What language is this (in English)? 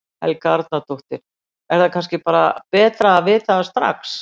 Icelandic